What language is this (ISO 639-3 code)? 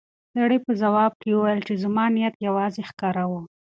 pus